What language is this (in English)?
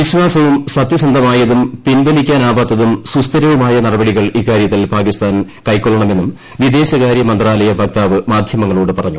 Malayalam